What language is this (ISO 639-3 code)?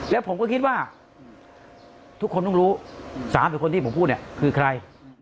tha